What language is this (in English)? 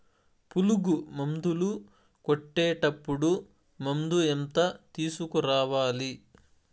Telugu